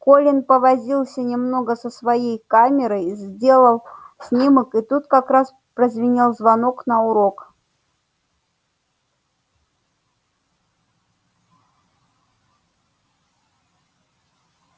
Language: Russian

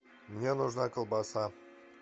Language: Russian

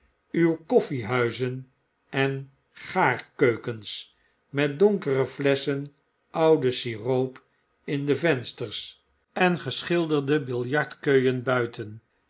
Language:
Dutch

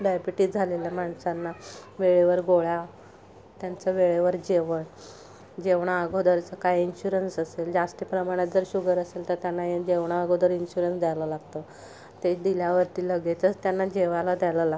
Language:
Marathi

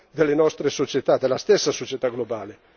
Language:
Italian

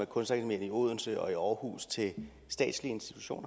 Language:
Danish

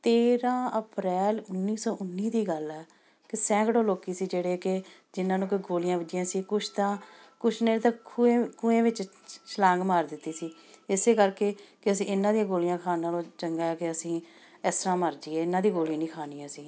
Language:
Punjabi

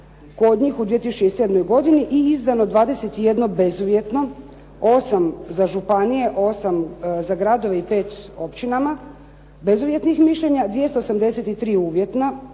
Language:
Croatian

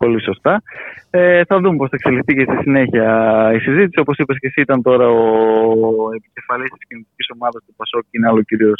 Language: Greek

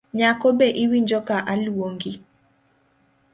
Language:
Luo (Kenya and Tanzania)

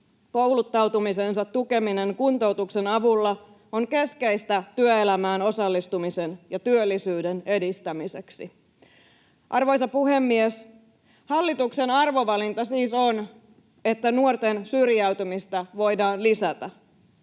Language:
Finnish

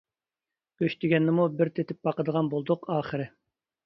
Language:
Uyghur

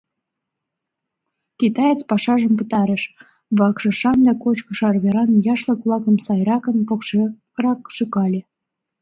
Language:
Mari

